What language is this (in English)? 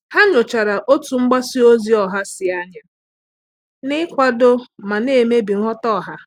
Igbo